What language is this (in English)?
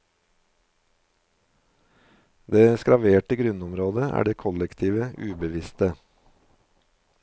Norwegian